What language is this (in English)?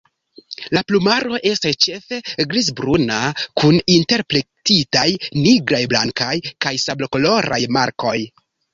Esperanto